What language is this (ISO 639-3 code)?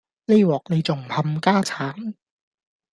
yue